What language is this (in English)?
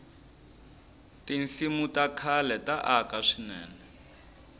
Tsonga